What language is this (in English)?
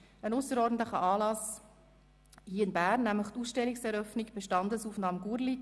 Swiss German